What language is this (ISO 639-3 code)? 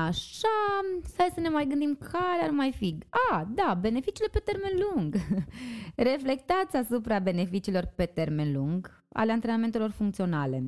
ron